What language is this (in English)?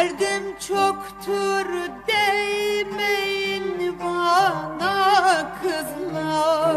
Turkish